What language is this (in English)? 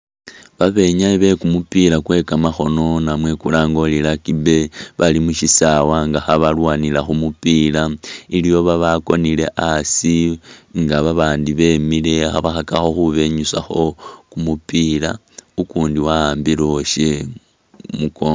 Masaaba